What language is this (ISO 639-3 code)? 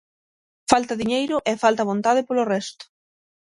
glg